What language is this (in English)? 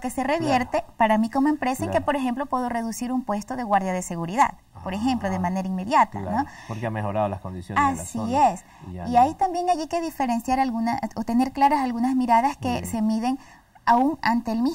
Spanish